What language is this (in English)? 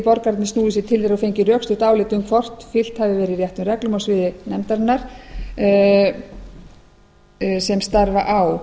Icelandic